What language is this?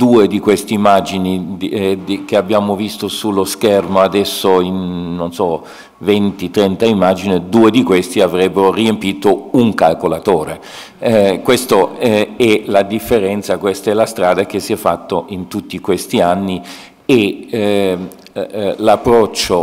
French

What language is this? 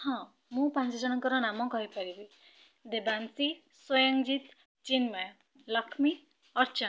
Odia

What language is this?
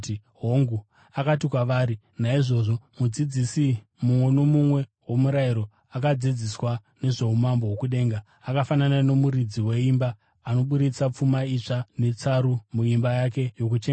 Shona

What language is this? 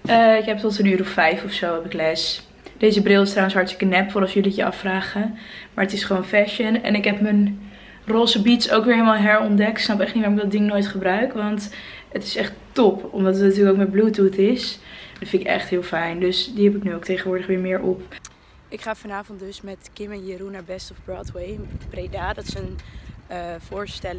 Dutch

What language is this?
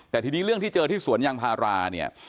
Thai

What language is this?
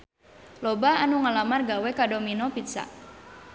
Sundanese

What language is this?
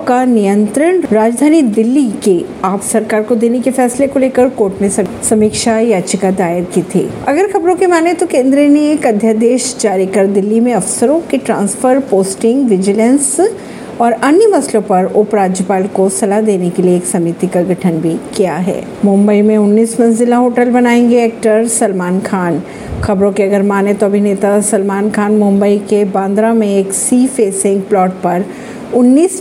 Hindi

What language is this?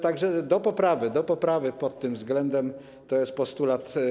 Polish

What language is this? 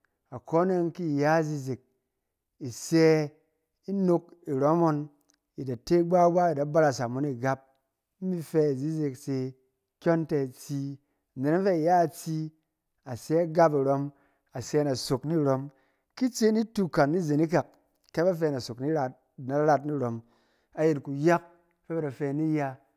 Cen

